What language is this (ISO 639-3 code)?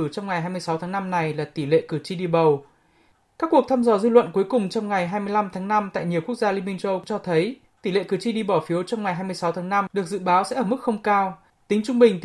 vie